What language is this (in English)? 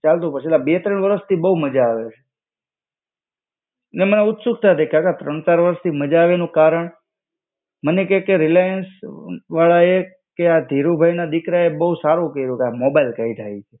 Gujarati